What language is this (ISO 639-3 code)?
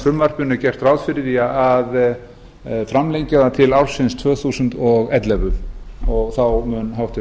isl